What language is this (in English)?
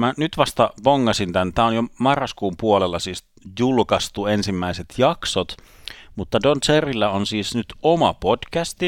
Finnish